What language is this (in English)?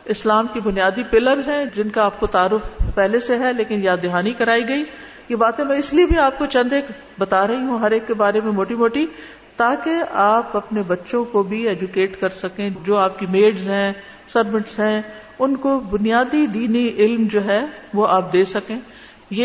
Urdu